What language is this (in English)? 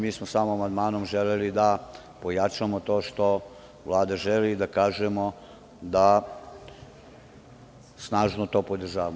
Serbian